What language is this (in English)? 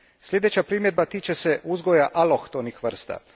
Croatian